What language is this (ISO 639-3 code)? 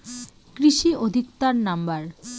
ben